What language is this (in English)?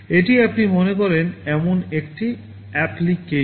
Bangla